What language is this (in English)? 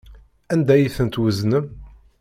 Kabyle